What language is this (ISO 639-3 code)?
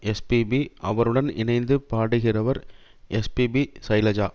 tam